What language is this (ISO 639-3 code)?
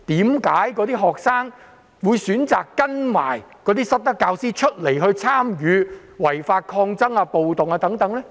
yue